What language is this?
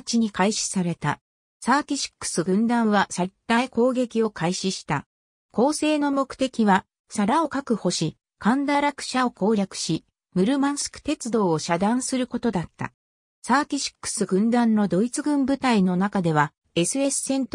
Japanese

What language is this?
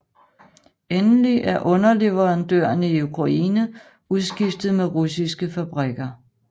Danish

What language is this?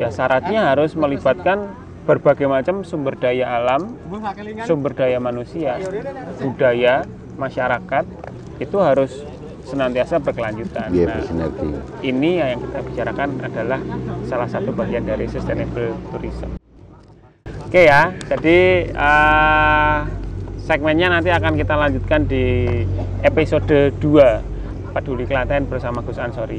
Indonesian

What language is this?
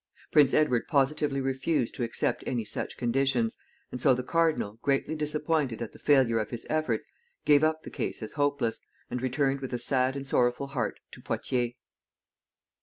English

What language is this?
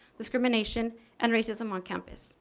English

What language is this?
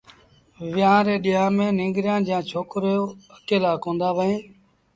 Sindhi Bhil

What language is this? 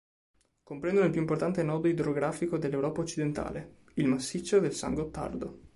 Italian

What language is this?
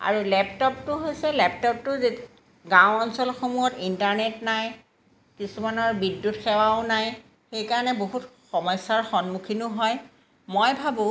Assamese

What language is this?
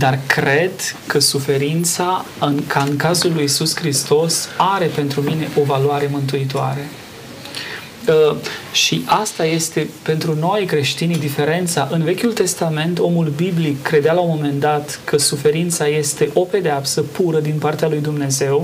Romanian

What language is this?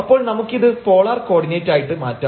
Malayalam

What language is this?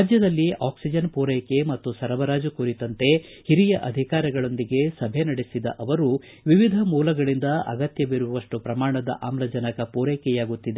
Kannada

